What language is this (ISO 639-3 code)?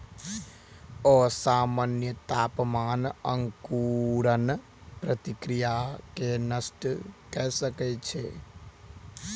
mai